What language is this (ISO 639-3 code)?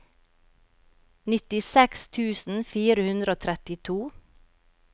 nor